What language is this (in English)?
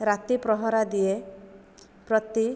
Odia